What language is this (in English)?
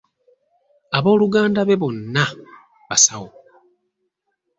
Ganda